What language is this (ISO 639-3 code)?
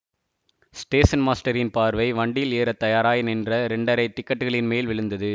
tam